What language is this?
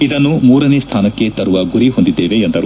Kannada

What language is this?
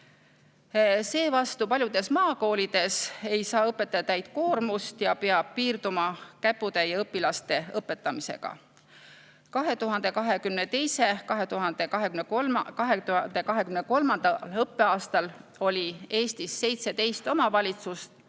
Estonian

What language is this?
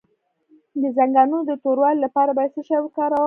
Pashto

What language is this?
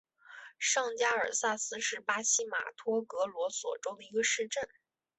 Chinese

